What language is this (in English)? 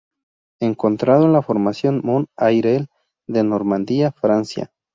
Spanish